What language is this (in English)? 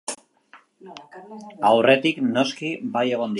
Basque